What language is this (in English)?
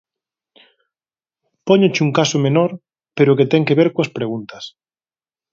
Galician